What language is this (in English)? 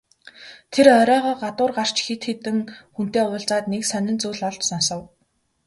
Mongolian